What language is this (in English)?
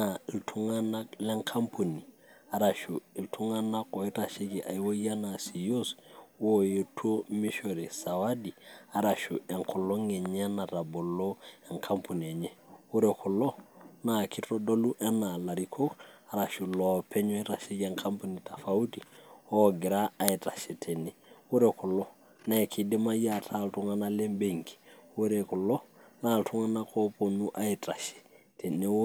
Masai